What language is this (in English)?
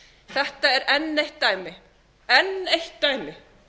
Icelandic